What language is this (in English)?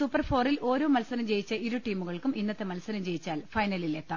Malayalam